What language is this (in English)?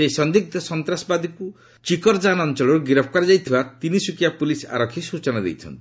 Odia